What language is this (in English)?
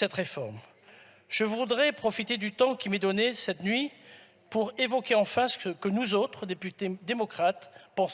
French